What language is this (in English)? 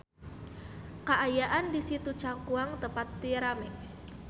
Sundanese